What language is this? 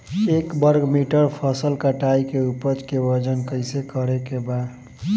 Bhojpuri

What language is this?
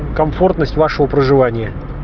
Russian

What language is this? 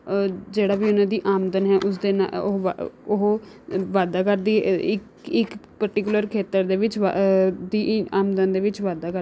Punjabi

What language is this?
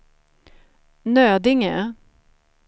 Swedish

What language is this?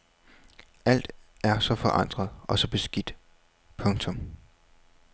Danish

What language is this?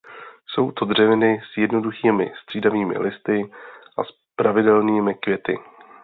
Czech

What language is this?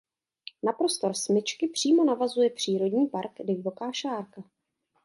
Czech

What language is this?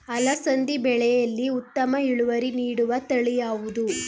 Kannada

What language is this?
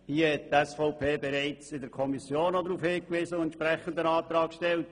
Swiss German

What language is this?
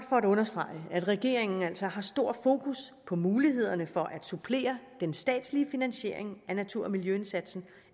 Danish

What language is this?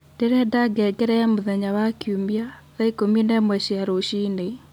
Kikuyu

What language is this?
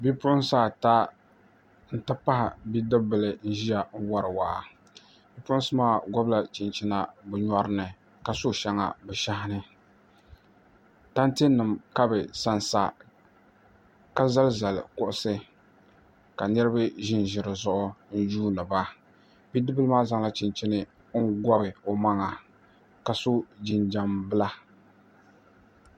Dagbani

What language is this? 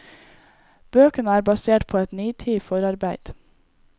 Norwegian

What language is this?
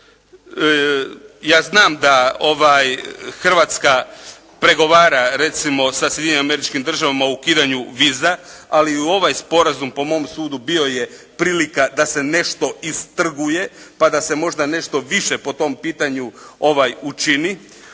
Croatian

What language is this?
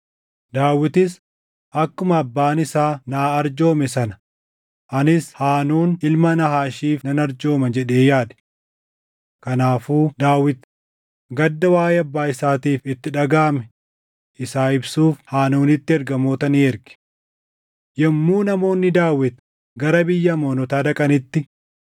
Oromo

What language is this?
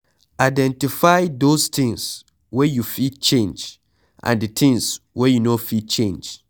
Nigerian Pidgin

